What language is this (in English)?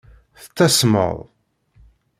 Kabyle